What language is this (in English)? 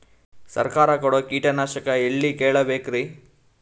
Kannada